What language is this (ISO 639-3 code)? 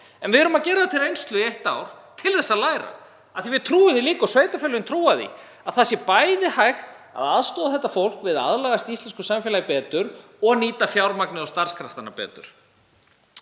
isl